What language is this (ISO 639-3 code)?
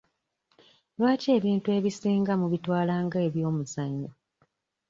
lug